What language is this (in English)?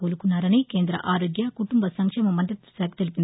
Telugu